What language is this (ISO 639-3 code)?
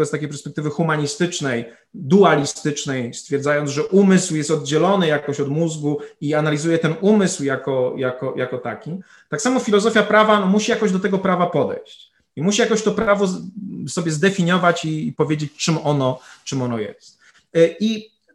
pol